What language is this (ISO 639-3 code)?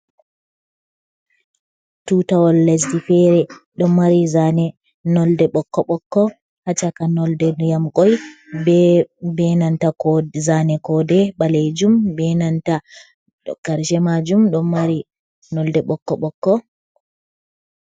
ful